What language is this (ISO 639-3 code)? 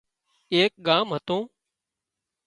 kxp